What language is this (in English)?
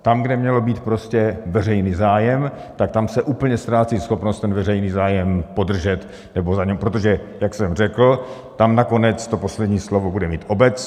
Czech